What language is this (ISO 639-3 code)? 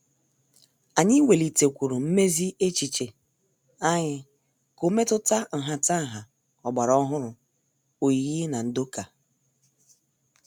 ibo